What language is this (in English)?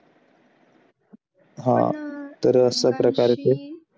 Marathi